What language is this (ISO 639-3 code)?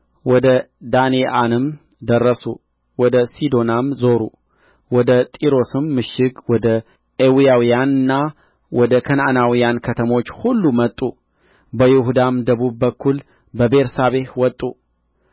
amh